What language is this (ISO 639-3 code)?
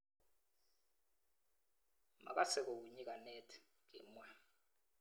kln